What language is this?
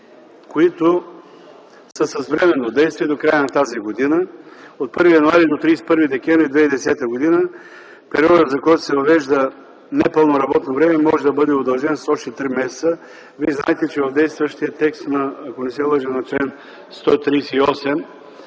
Bulgarian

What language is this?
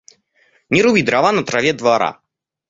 Russian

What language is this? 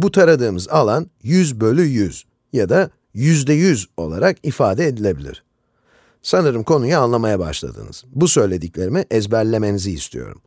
Turkish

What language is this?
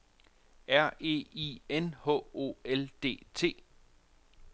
Danish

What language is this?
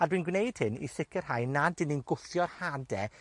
Welsh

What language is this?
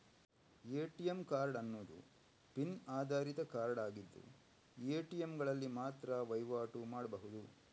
Kannada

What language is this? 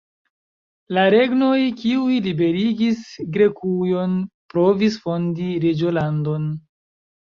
Esperanto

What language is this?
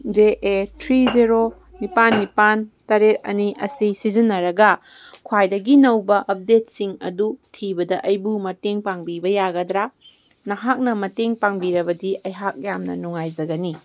Manipuri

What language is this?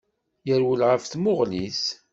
Kabyle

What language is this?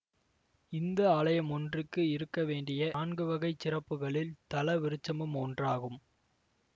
Tamil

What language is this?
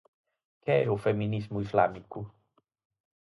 Galician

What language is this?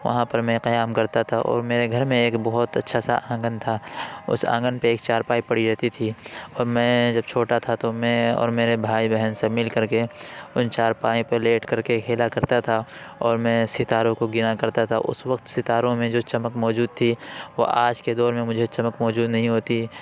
Urdu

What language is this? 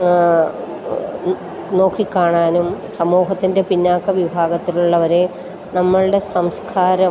Malayalam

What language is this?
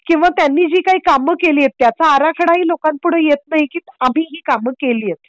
Marathi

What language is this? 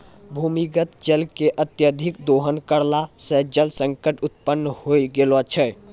Maithili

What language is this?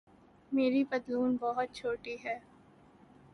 Urdu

